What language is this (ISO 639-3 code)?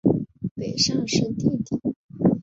zho